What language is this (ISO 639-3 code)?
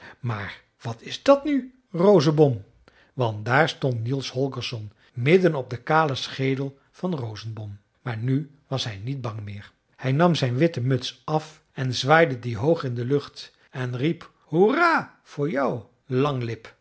nld